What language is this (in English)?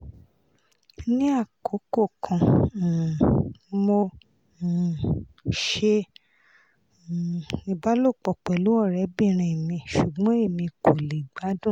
Yoruba